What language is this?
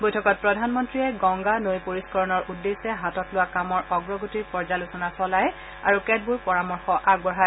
Assamese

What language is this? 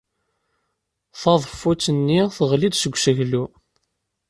Kabyle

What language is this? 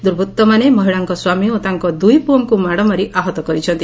Odia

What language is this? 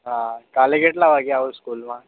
Gujarati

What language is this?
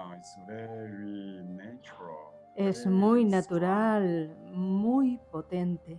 Spanish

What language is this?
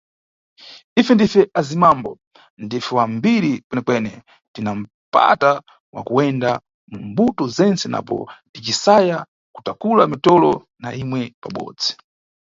Nyungwe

